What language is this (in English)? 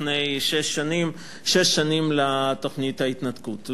Hebrew